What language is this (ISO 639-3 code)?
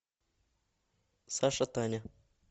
rus